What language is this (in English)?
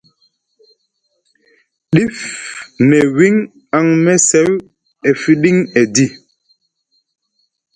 Musgu